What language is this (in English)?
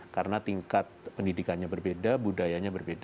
Indonesian